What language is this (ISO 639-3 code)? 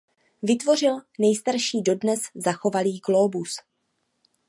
ces